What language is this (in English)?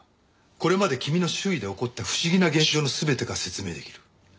Japanese